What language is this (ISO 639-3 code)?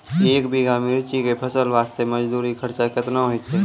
mai